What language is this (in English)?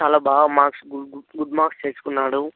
Telugu